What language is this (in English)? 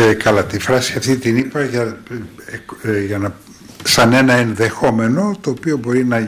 Greek